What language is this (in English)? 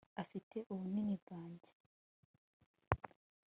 Kinyarwanda